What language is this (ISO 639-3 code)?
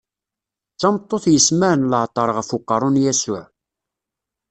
kab